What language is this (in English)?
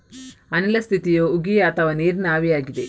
Kannada